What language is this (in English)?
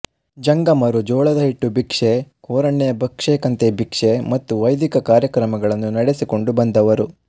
Kannada